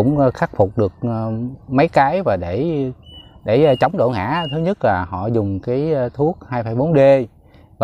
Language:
Vietnamese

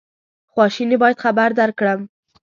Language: Pashto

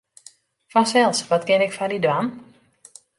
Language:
Western Frisian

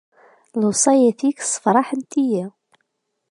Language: Kabyle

